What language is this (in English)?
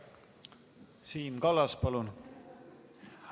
Estonian